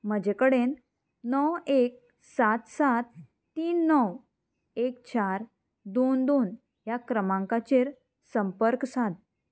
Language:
Konkani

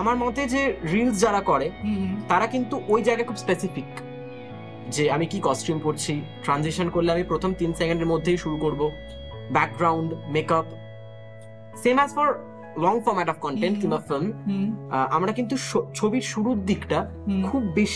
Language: Bangla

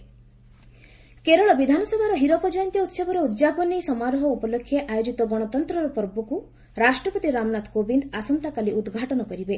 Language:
Odia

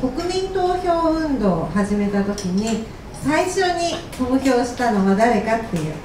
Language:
Japanese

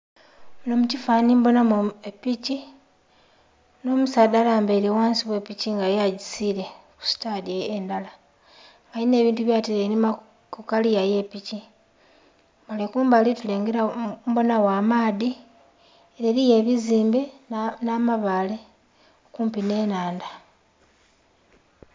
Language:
Soga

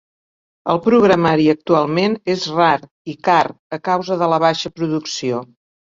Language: Catalan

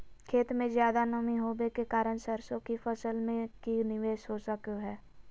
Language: Magahi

